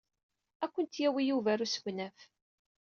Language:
Kabyle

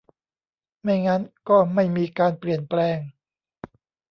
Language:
Thai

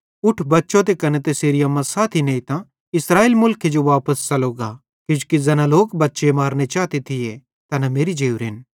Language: Bhadrawahi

